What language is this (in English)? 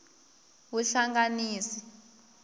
Tsonga